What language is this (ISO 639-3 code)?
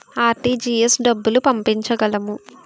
tel